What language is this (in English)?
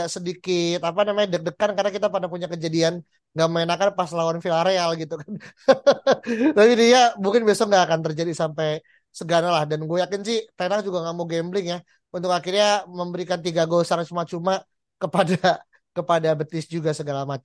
Indonesian